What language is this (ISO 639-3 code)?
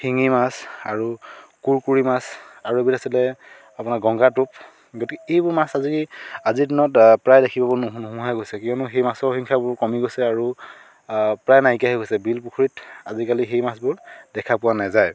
asm